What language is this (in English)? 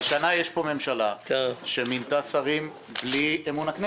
Hebrew